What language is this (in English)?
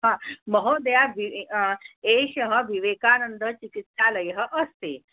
Sanskrit